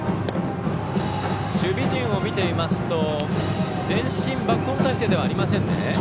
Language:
Japanese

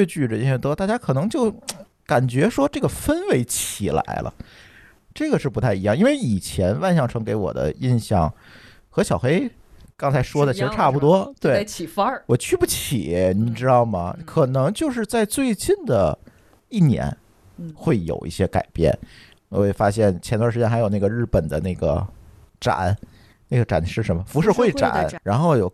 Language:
Chinese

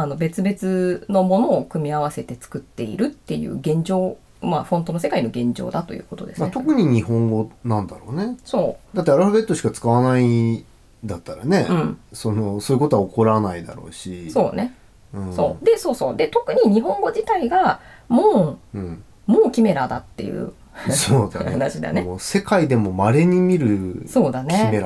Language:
Japanese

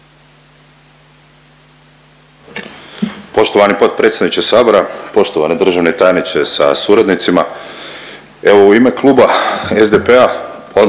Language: Croatian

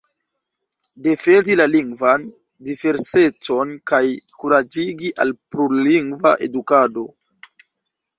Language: Esperanto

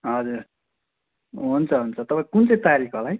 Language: Nepali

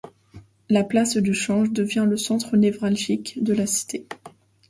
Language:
French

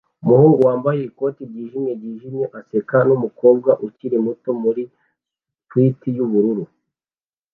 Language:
Kinyarwanda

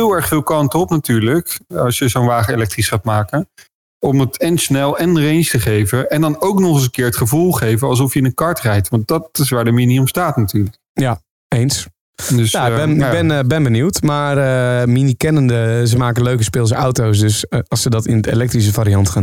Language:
Dutch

